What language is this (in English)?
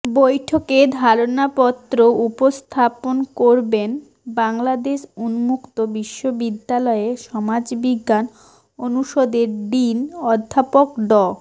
Bangla